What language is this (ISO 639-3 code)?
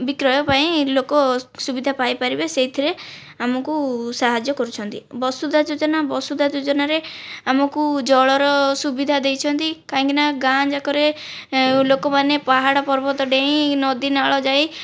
ori